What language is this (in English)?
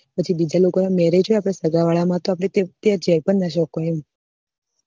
Gujarati